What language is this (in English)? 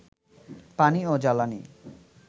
Bangla